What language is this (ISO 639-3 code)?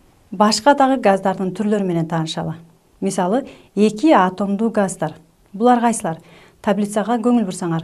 tur